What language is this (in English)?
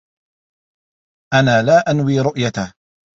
Arabic